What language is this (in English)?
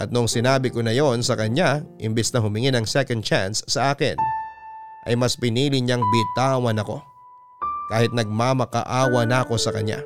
Filipino